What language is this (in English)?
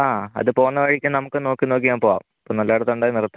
Malayalam